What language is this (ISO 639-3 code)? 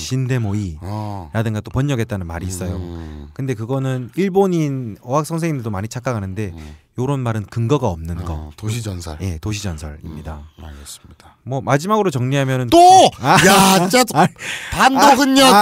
kor